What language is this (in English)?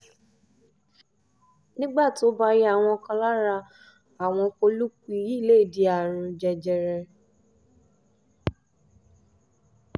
Yoruba